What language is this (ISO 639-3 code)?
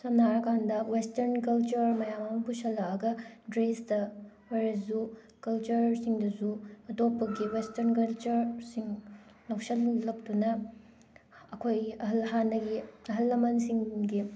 mni